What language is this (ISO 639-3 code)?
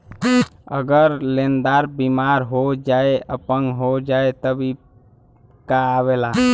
bho